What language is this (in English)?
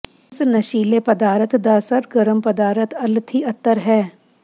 Punjabi